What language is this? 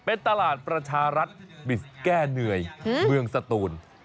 Thai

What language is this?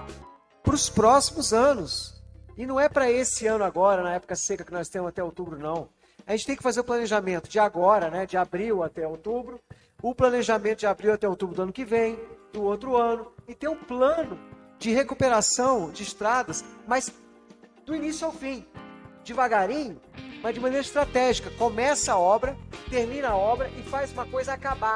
Portuguese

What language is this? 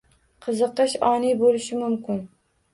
Uzbek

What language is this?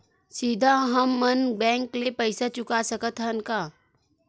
Chhattisgarhi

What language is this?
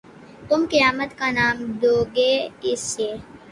Urdu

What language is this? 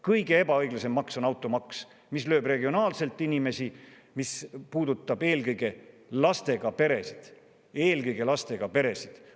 Estonian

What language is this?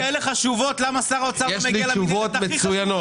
Hebrew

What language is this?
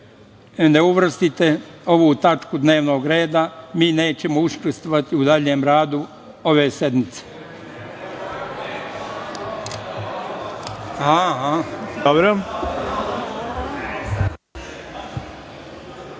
Serbian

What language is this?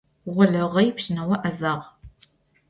Adyghe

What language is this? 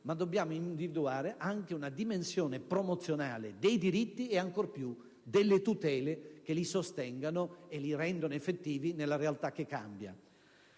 Italian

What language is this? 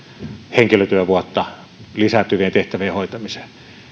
Finnish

